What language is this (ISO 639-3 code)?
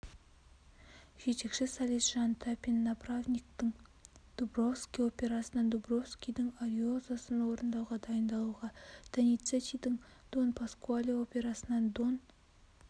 kaz